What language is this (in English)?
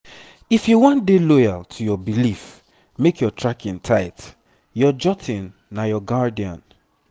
Nigerian Pidgin